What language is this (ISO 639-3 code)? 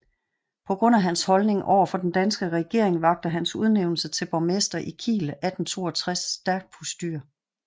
dan